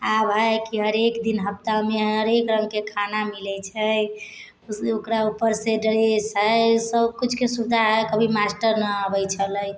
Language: Maithili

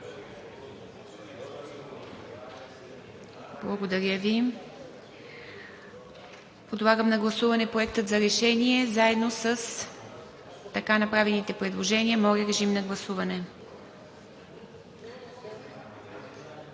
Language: Bulgarian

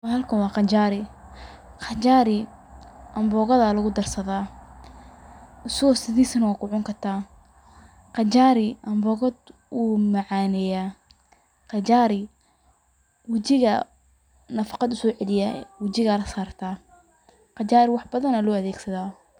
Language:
Somali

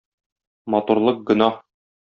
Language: Tatar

